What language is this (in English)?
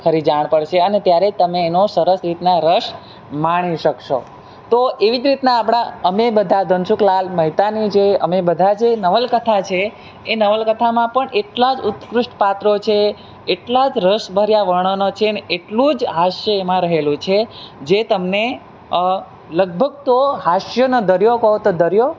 Gujarati